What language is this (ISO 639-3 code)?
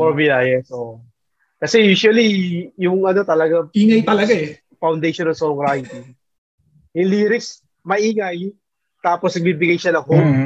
fil